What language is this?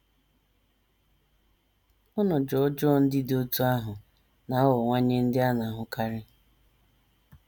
Igbo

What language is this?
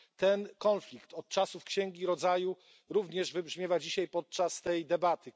Polish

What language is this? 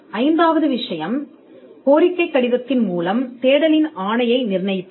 Tamil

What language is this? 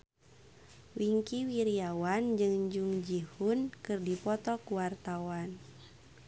Sundanese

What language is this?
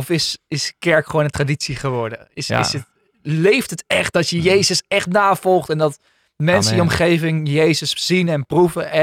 Dutch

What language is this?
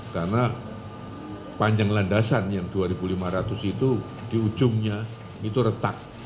Indonesian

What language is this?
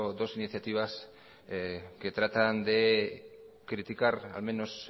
Spanish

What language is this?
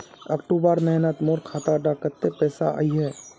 Magahi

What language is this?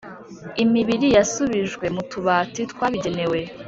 Kinyarwanda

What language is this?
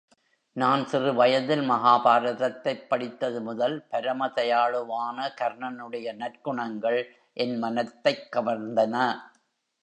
Tamil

